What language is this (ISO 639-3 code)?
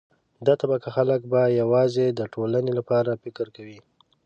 pus